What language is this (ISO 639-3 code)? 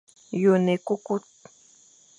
fan